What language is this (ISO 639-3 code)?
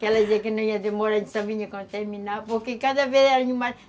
por